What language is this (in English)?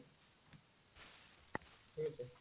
Odia